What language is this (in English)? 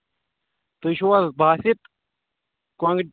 Kashmiri